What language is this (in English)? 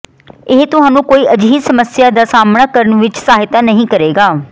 Punjabi